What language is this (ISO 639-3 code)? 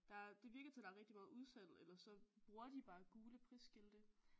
dan